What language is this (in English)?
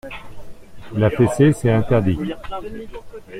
French